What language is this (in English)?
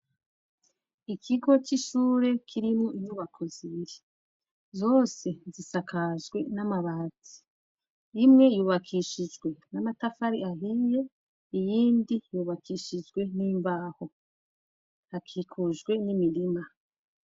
Rundi